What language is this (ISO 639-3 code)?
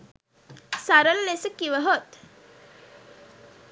sin